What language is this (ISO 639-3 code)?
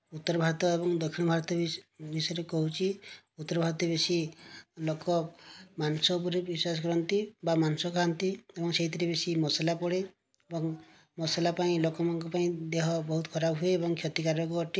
ori